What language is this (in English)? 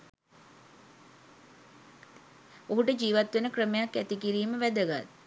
Sinhala